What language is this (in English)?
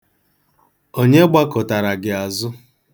Igbo